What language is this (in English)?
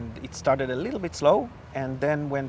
Indonesian